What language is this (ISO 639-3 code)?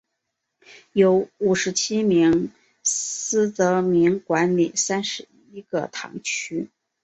zho